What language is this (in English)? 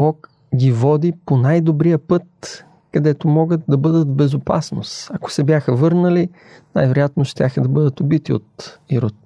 Bulgarian